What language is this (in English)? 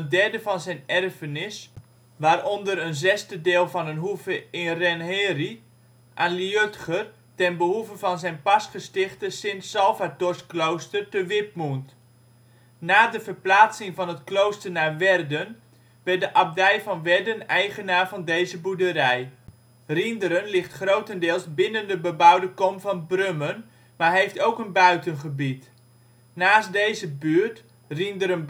Dutch